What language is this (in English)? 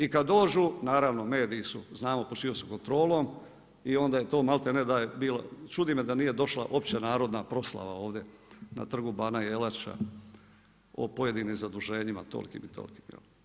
Croatian